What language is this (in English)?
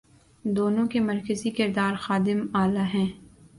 Urdu